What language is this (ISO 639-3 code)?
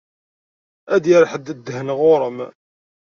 kab